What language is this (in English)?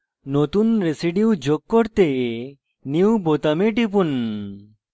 Bangla